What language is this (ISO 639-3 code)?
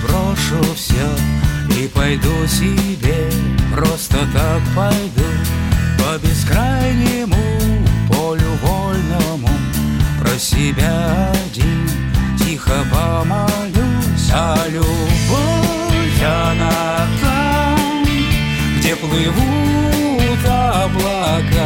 rus